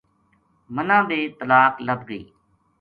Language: Gujari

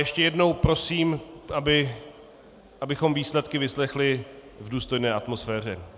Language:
Czech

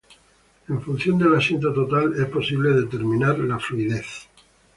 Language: Spanish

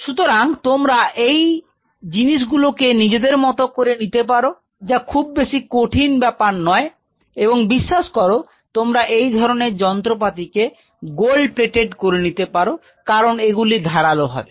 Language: Bangla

